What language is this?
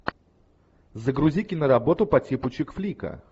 Russian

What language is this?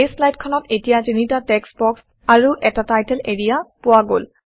Assamese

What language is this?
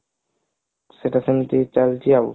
Odia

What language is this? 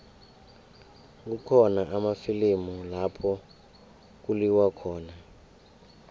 South Ndebele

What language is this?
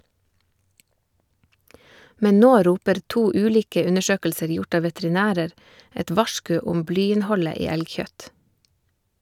Norwegian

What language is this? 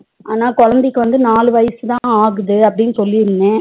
Tamil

